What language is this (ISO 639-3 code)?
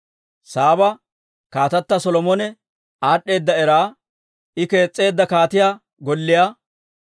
dwr